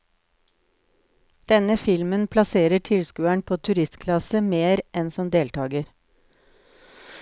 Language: Norwegian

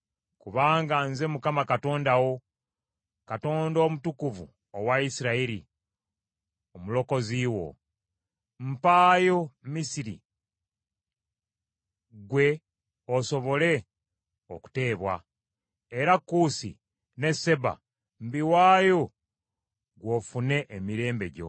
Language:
Ganda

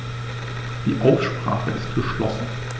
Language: German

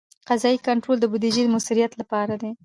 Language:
Pashto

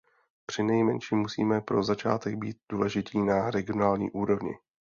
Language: Czech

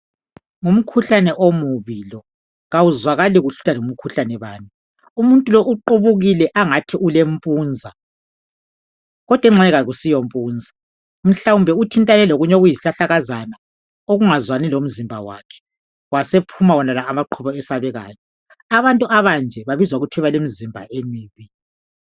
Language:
North Ndebele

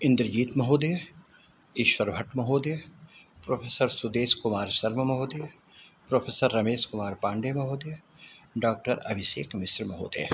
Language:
Sanskrit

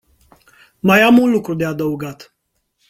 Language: Romanian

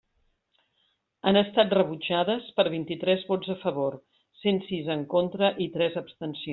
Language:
Catalan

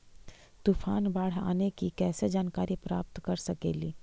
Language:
Magahi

